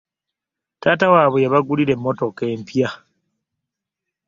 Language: Ganda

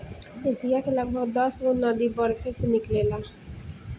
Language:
Bhojpuri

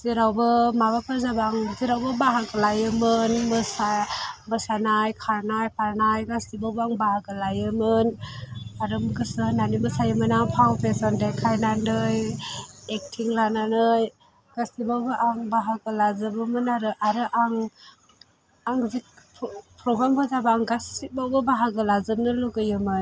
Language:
Bodo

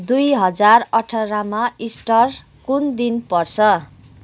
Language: Nepali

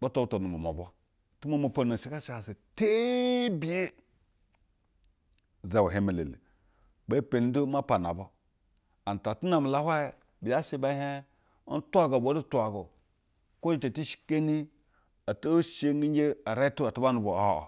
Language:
Basa (Nigeria)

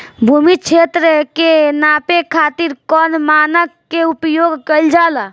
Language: Bhojpuri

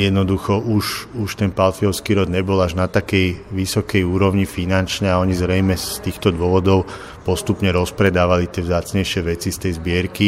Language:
Slovak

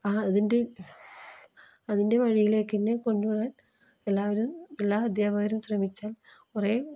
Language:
Malayalam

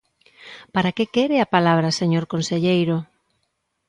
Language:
Galician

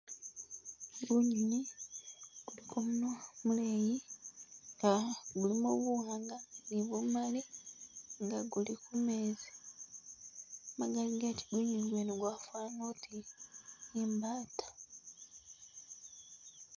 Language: Masaaba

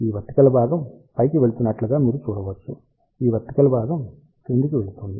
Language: Telugu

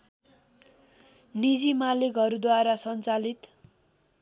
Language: Nepali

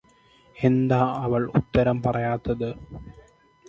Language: Malayalam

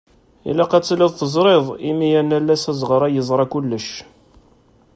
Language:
Kabyle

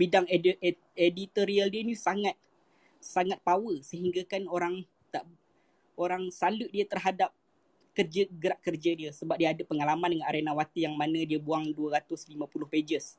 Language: Malay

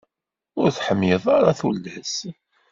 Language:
Kabyle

